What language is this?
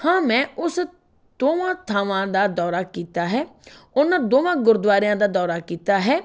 Punjabi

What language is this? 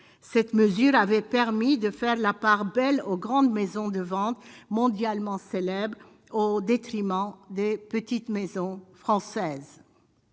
French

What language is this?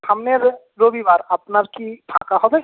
Bangla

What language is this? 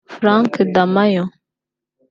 Kinyarwanda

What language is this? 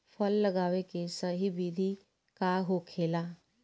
Bhojpuri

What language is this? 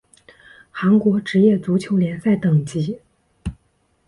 Chinese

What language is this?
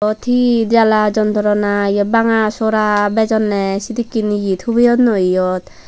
Chakma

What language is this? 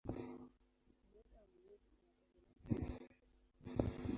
Swahili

